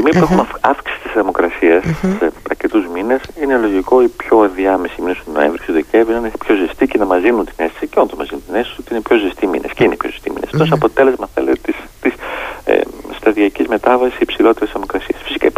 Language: Greek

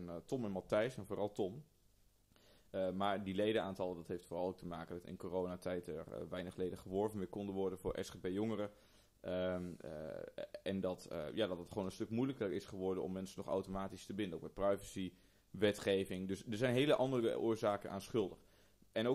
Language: Dutch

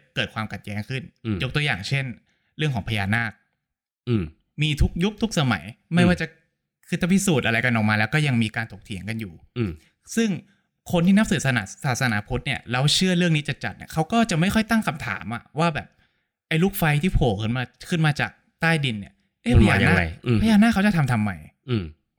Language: Thai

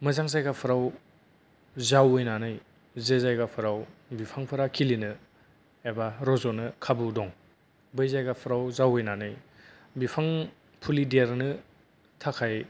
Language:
Bodo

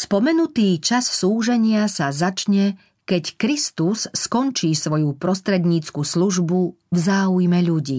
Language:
Slovak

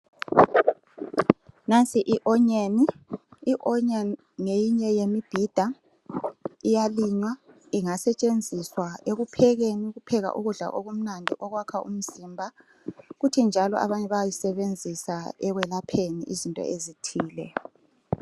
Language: North Ndebele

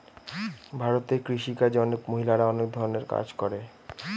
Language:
Bangla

